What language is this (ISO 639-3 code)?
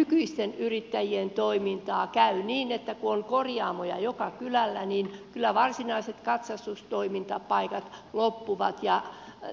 fin